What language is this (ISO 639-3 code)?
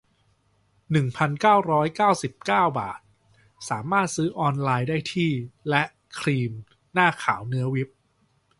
tha